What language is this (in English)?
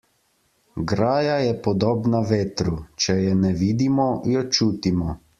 Slovenian